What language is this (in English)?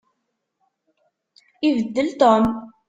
Kabyle